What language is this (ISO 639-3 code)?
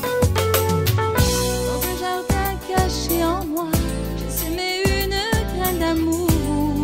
fra